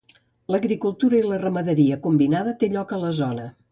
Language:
Catalan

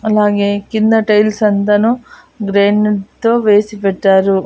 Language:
Telugu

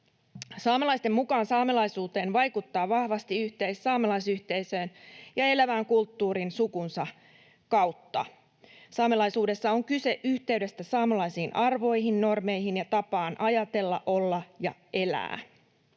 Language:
Finnish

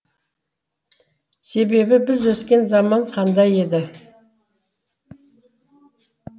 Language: Kazakh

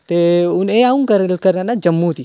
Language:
Dogri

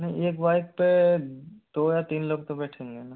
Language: Hindi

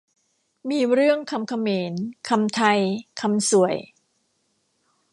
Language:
Thai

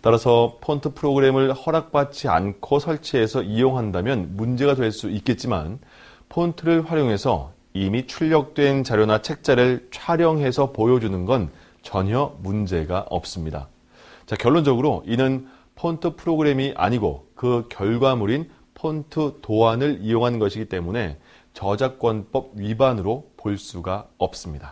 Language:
Korean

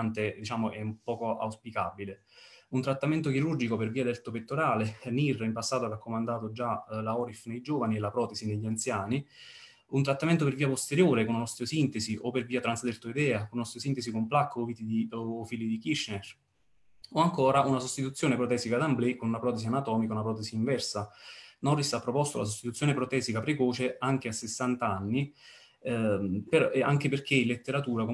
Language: Italian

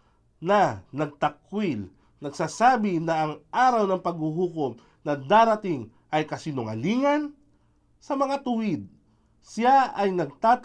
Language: Filipino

